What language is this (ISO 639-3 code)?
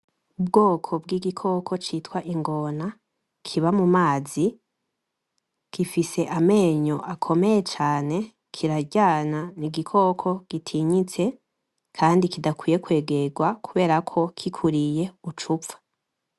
run